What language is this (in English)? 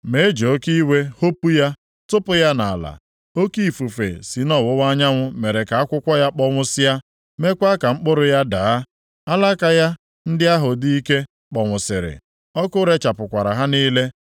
Igbo